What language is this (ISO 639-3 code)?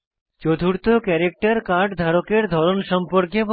ben